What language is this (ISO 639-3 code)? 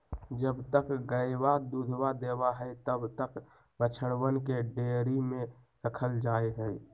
mag